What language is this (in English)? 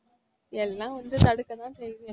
Tamil